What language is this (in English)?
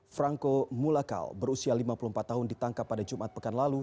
Indonesian